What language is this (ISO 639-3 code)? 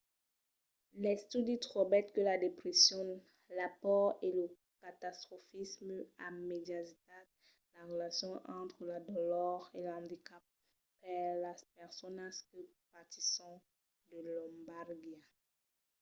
oci